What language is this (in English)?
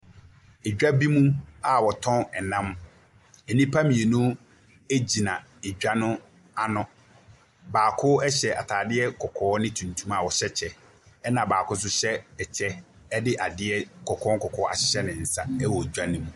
Akan